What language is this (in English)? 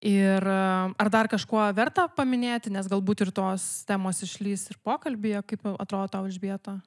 Lithuanian